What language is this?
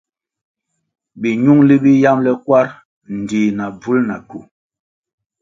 Kwasio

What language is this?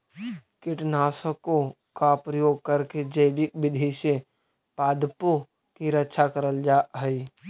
Magahi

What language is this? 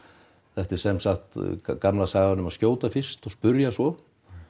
Icelandic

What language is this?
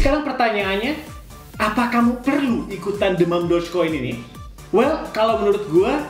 Indonesian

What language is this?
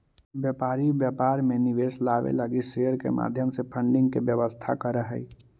Magahi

